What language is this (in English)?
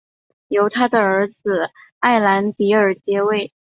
Chinese